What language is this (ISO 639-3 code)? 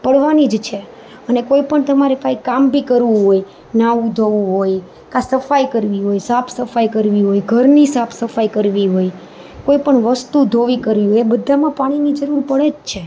guj